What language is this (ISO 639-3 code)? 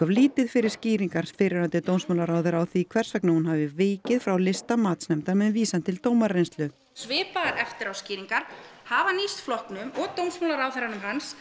isl